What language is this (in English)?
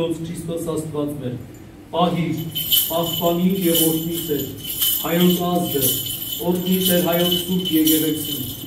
Romanian